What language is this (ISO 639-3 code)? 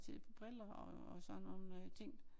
dan